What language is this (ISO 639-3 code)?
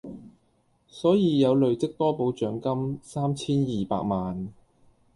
yue